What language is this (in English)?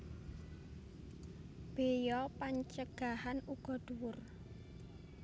Javanese